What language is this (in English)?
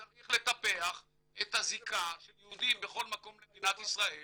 Hebrew